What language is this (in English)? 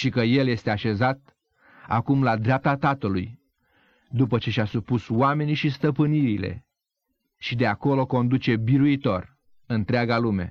Romanian